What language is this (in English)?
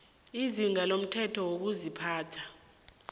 South Ndebele